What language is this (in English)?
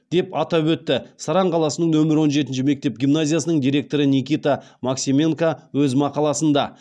Kazakh